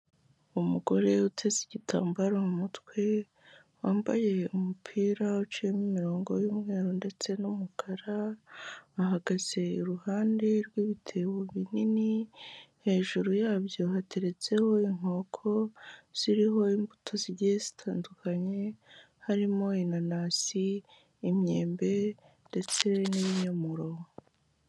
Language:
Kinyarwanda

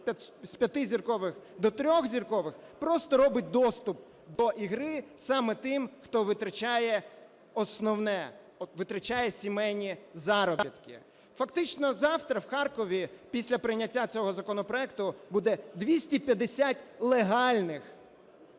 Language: Ukrainian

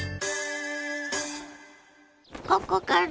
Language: Japanese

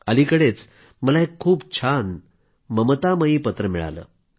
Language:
Marathi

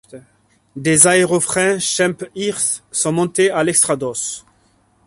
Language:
French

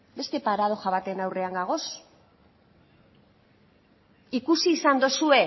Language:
Basque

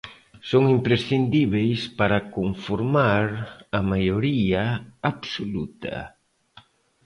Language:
Galician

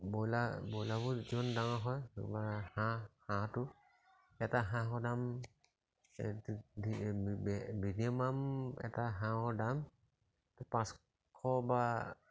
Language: Assamese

